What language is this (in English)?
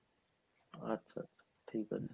Bangla